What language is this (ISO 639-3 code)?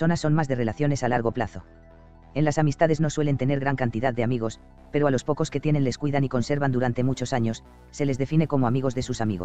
spa